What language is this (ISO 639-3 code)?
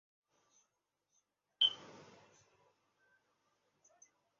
zho